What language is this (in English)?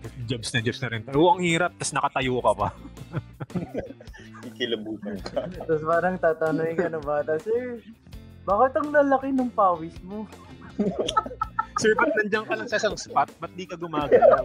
Filipino